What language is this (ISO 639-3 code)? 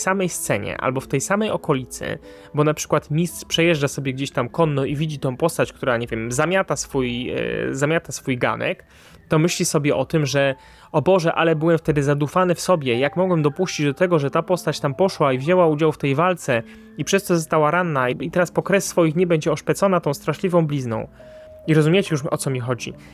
pol